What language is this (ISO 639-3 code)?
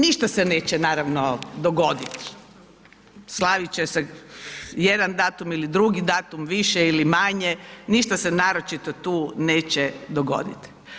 hrv